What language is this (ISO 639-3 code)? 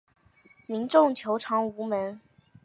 zho